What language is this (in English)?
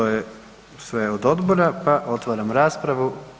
Croatian